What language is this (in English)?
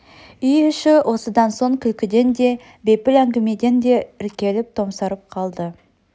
Kazakh